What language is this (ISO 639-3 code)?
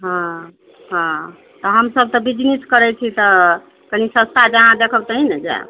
mai